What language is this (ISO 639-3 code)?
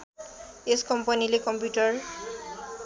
nep